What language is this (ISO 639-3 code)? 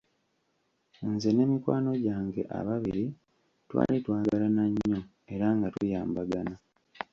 lug